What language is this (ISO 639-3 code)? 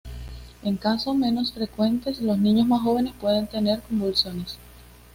spa